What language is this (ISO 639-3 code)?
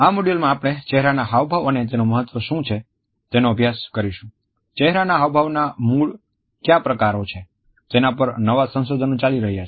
guj